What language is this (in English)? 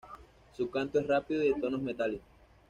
Spanish